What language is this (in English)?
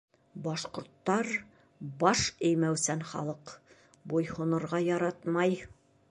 Bashkir